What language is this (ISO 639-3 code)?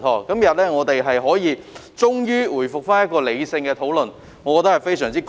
yue